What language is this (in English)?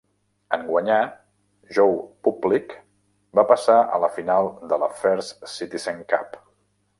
Catalan